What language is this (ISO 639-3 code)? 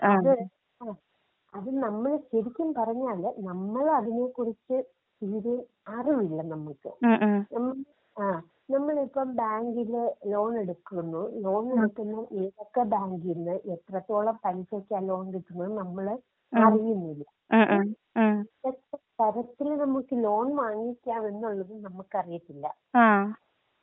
mal